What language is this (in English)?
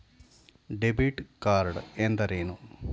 Kannada